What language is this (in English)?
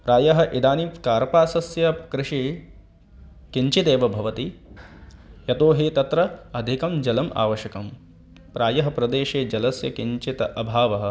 Sanskrit